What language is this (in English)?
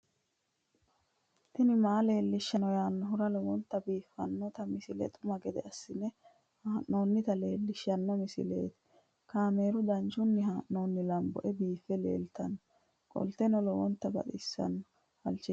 Sidamo